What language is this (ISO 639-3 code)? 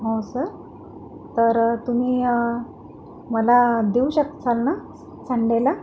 mar